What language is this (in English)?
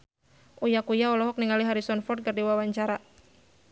Sundanese